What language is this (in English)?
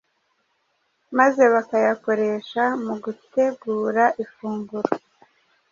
Kinyarwanda